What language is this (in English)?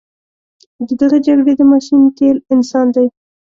Pashto